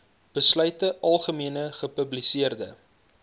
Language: Afrikaans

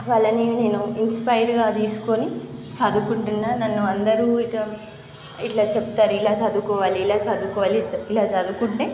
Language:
Telugu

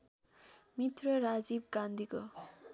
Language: Nepali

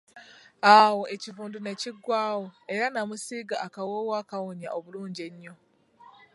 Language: Ganda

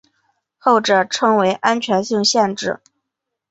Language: Chinese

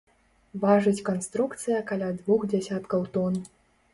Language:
Belarusian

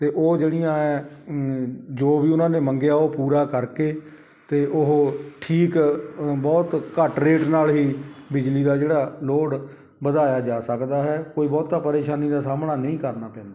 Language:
Punjabi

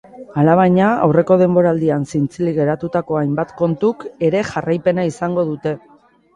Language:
Basque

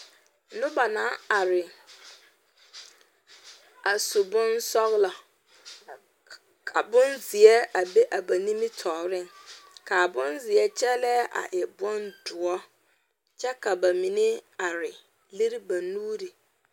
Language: Southern Dagaare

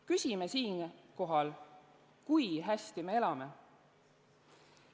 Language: Estonian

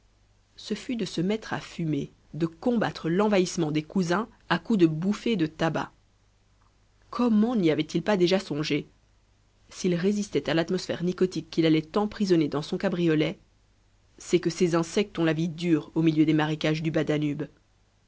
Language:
French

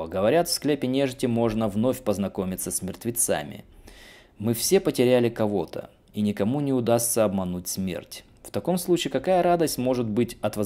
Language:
Russian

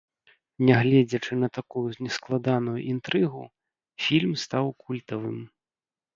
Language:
Belarusian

